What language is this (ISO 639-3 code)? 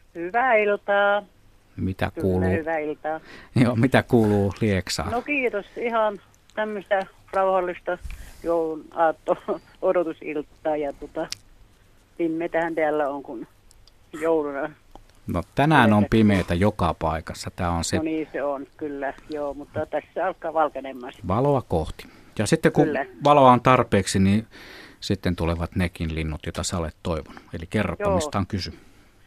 fin